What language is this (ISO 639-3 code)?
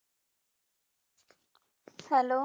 pan